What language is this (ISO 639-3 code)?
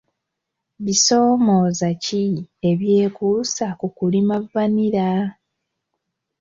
lug